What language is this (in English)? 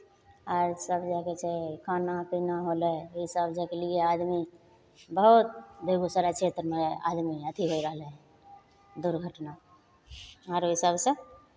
Maithili